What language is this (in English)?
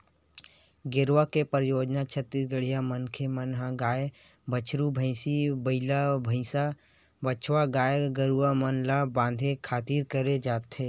Chhattisgarhi